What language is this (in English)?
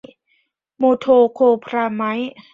Thai